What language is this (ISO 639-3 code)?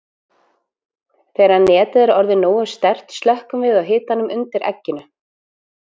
isl